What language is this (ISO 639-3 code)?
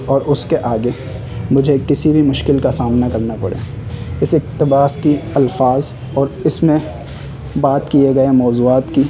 urd